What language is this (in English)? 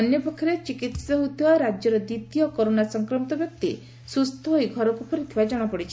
Odia